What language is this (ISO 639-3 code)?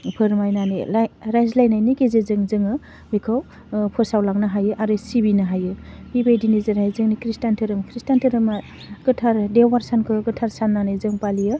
brx